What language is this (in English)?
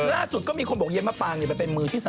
Thai